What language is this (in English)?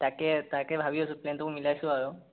Assamese